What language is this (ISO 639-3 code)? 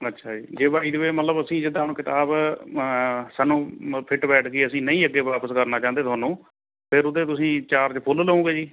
pan